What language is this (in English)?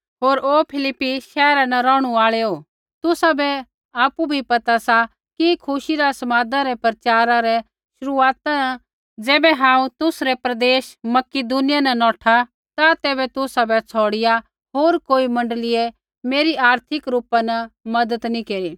Kullu Pahari